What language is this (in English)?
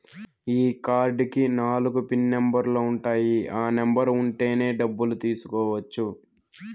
Telugu